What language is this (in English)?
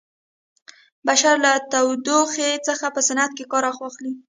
Pashto